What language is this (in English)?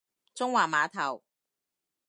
Cantonese